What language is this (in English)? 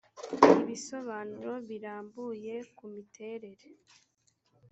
Kinyarwanda